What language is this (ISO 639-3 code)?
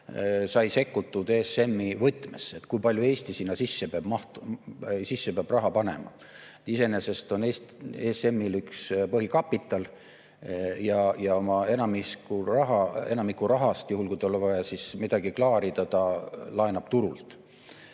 est